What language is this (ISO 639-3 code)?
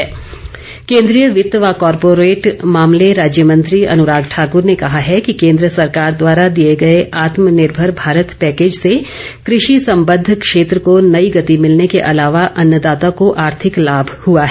hin